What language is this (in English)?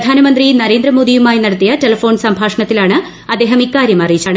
Malayalam